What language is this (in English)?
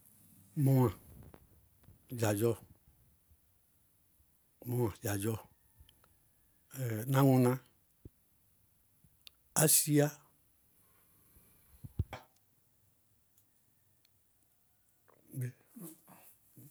Bago-Kusuntu